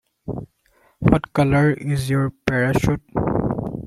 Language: English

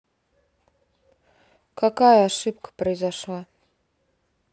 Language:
Russian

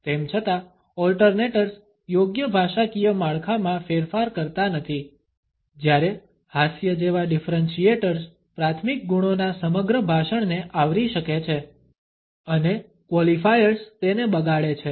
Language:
Gujarati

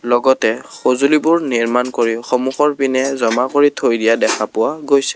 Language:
Assamese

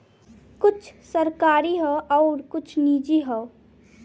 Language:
Bhojpuri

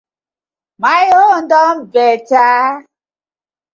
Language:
Nigerian Pidgin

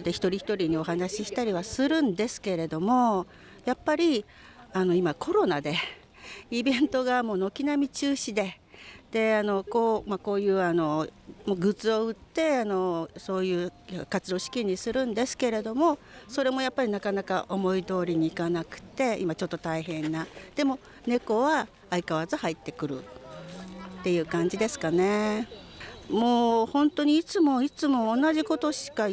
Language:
Japanese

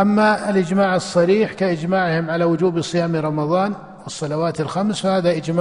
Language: Arabic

